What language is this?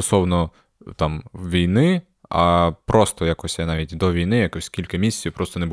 Ukrainian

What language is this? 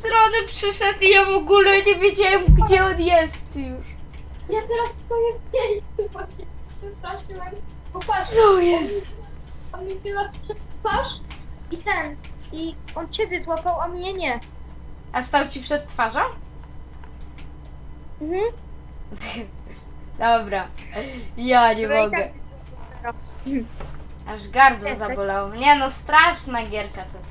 Polish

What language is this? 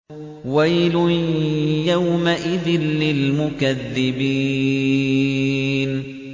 Arabic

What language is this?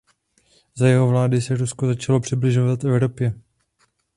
Czech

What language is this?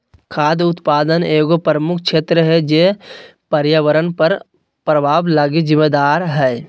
Magahi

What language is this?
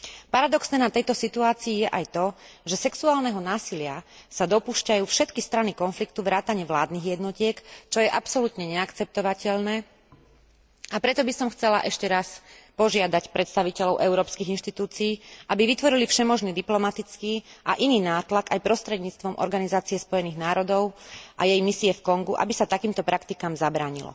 Slovak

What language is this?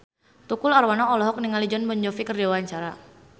Sundanese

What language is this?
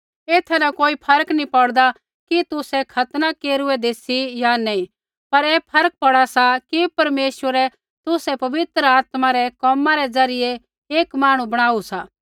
Kullu Pahari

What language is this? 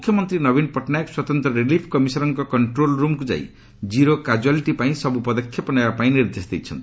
Odia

